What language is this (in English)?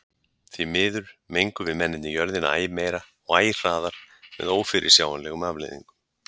Icelandic